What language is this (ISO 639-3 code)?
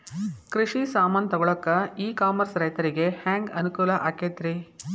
kan